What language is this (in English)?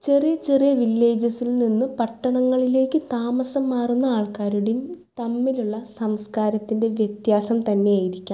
Malayalam